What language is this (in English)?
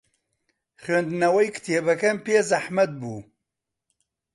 Central Kurdish